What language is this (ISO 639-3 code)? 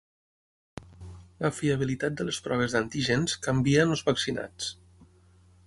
cat